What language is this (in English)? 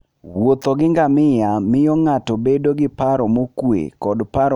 Luo (Kenya and Tanzania)